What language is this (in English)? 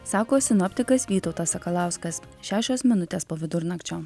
Lithuanian